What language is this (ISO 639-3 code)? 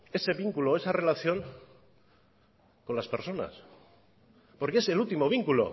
spa